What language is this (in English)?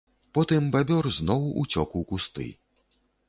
Belarusian